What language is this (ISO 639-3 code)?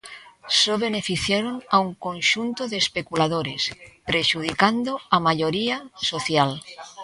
glg